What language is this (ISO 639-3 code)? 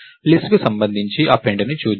tel